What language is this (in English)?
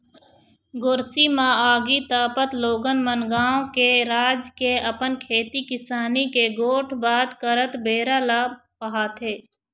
Chhattisgarhi